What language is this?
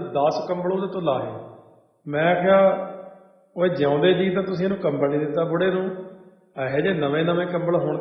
Hindi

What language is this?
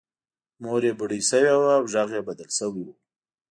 Pashto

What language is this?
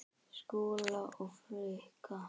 Icelandic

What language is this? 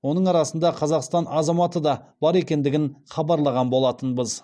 Kazakh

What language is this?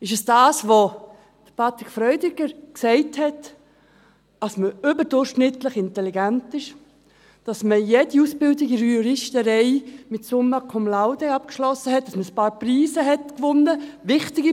Swiss German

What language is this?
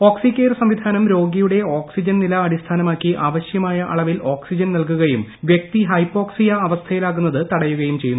Malayalam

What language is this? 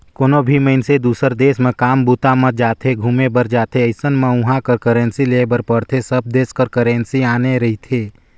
Chhattisgarhi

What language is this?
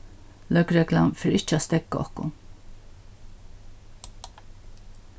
Faroese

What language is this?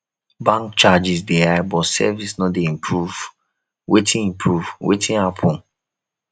Nigerian Pidgin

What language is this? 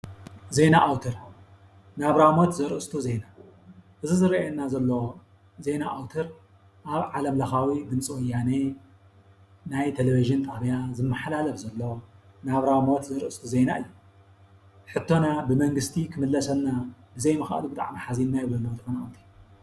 Tigrinya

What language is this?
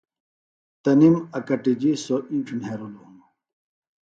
Phalura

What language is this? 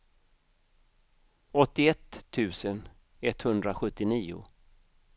Swedish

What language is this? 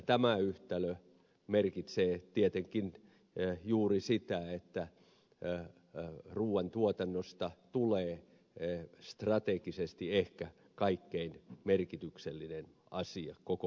Finnish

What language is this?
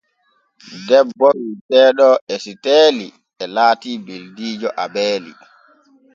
Borgu Fulfulde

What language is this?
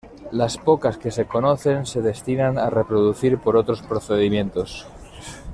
Spanish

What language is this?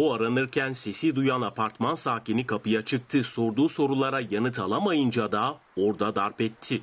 Turkish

